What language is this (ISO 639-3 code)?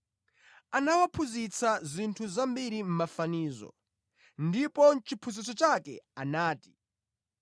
nya